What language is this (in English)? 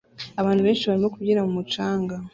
Kinyarwanda